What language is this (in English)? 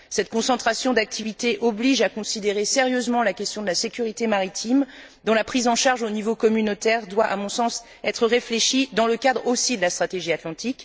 French